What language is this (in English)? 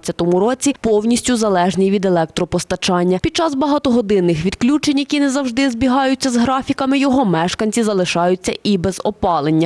Ukrainian